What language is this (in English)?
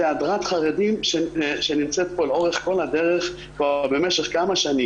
Hebrew